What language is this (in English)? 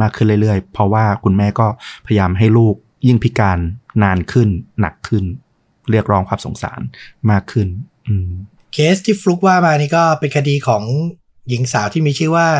Thai